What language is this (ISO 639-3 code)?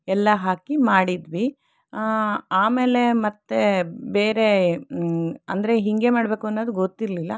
kan